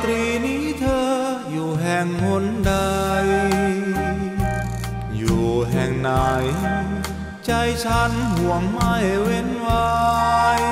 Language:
Thai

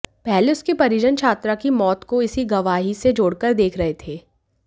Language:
Hindi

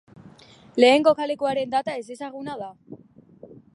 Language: Basque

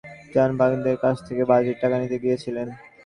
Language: Bangla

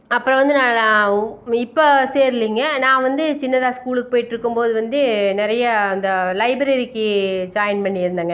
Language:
Tamil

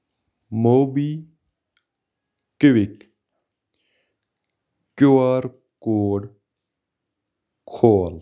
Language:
Kashmiri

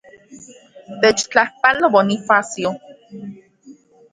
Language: Central Puebla Nahuatl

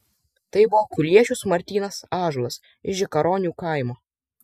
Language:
Lithuanian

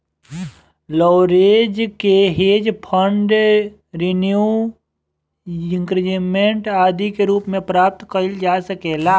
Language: Bhojpuri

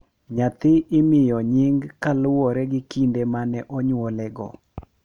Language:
Luo (Kenya and Tanzania)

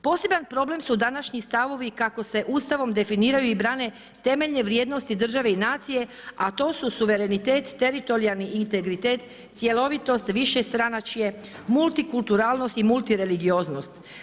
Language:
Croatian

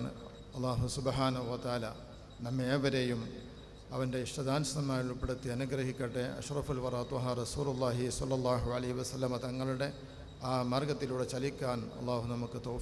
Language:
Malayalam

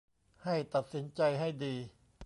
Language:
Thai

